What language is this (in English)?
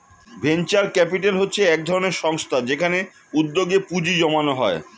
Bangla